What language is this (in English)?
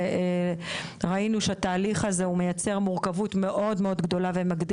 Hebrew